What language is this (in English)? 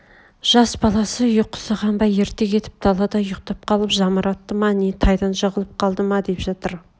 Kazakh